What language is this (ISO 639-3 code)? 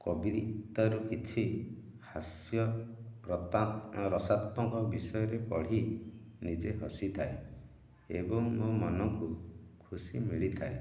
ori